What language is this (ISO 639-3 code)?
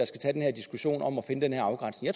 dan